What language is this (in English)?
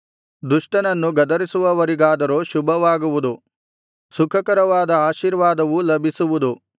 Kannada